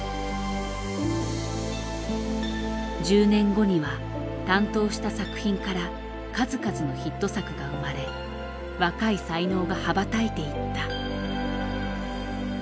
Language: Japanese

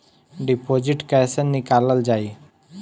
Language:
Bhojpuri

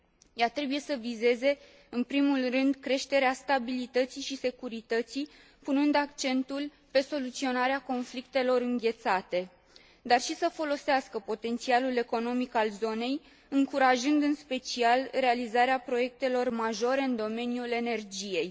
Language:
Romanian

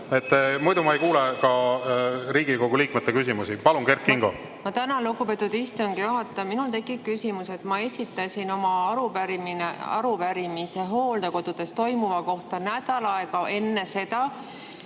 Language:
Estonian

